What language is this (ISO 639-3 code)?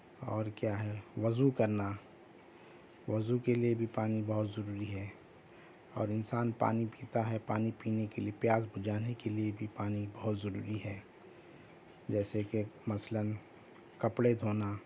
urd